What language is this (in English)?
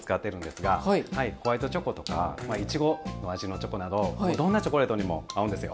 Japanese